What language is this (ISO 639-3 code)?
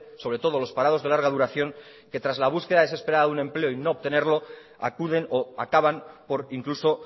spa